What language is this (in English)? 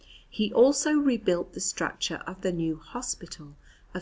English